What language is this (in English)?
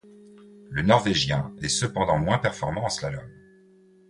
French